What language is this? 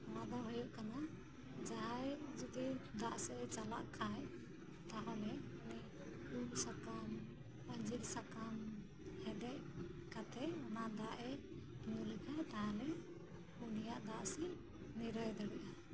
Santali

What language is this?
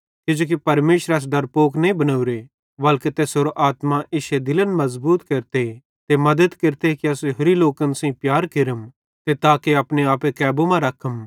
Bhadrawahi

